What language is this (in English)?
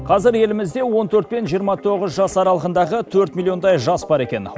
Kazakh